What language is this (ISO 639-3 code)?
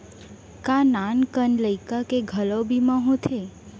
hne